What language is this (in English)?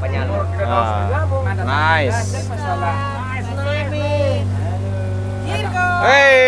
Indonesian